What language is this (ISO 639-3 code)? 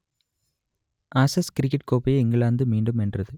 tam